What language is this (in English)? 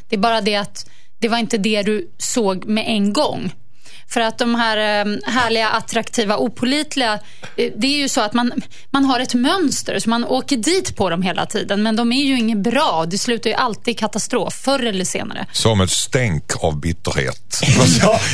Swedish